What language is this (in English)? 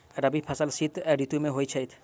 Maithili